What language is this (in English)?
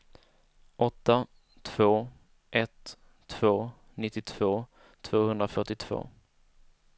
Swedish